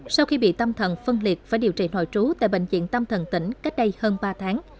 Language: Vietnamese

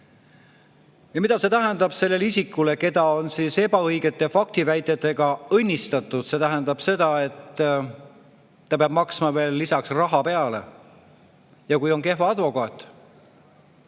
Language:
Estonian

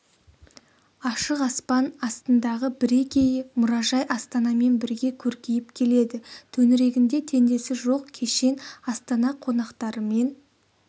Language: Kazakh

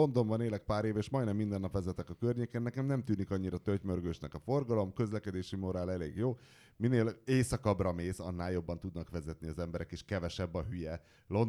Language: Hungarian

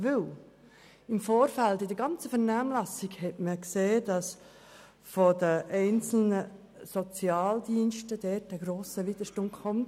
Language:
Swiss German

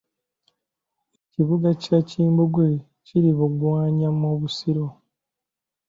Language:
Ganda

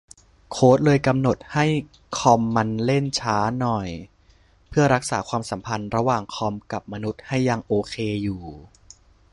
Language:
Thai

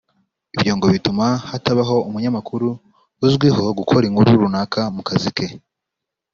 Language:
Kinyarwanda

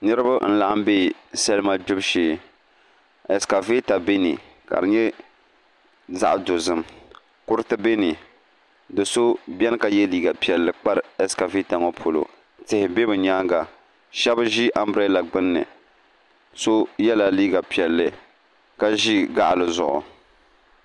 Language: Dagbani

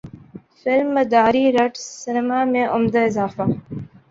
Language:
Urdu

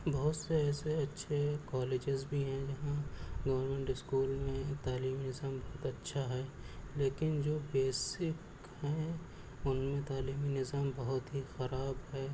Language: Urdu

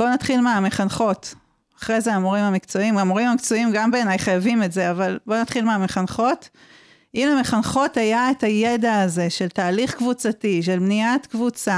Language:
Hebrew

